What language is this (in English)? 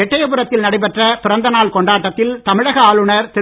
Tamil